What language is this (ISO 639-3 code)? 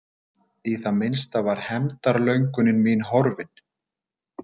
isl